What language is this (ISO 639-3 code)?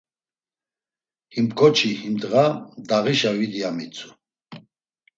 lzz